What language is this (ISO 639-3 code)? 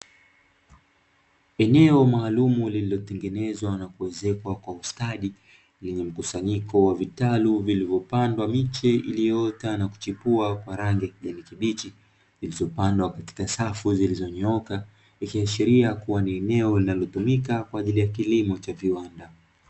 swa